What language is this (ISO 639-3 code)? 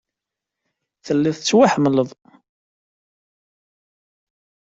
kab